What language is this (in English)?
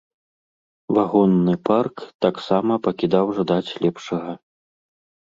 Belarusian